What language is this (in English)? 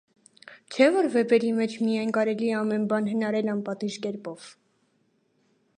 Armenian